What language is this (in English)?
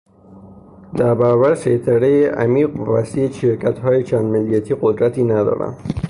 Persian